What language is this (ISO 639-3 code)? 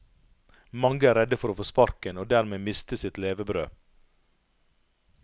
nor